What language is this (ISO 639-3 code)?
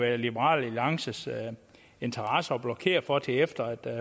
dan